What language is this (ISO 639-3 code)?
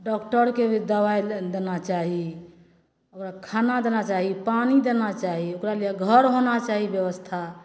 mai